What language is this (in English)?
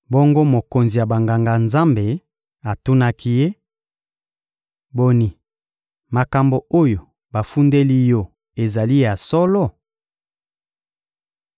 Lingala